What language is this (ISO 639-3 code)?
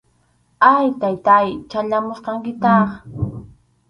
qxu